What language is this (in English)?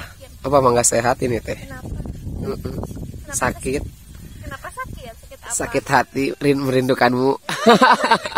Indonesian